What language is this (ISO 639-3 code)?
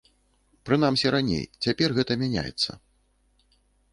bel